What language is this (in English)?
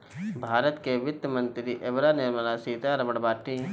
Bhojpuri